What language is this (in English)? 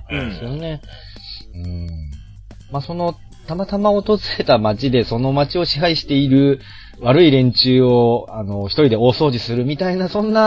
Japanese